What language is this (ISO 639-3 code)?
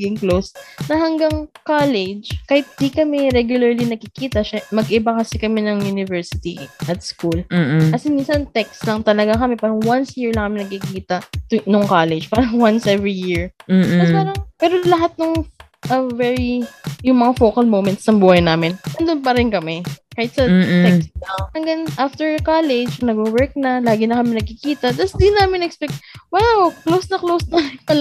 fil